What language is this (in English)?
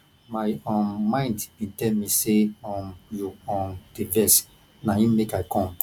Nigerian Pidgin